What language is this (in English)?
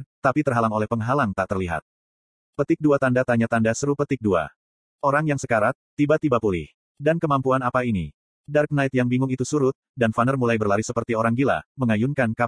Indonesian